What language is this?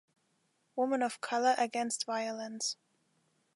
English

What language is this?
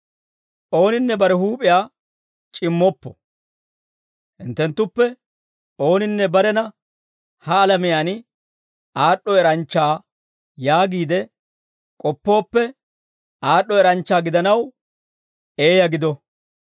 Dawro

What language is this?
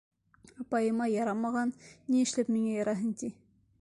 Bashkir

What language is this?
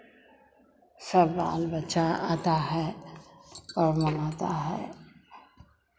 Hindi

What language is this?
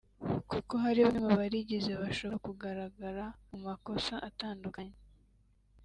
Kinyarwanda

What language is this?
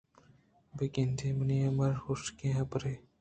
Eastern Balochi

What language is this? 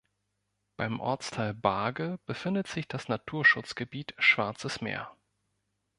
German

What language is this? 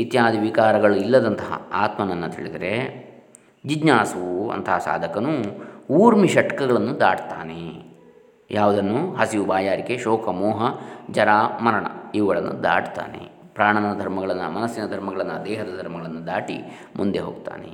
Kannada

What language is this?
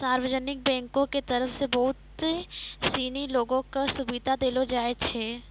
Maithili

